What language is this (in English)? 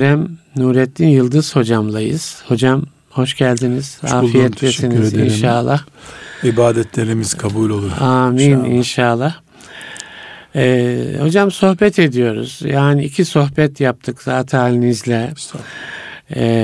Turkish